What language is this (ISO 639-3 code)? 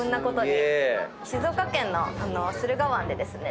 jpn